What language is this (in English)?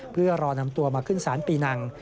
Thai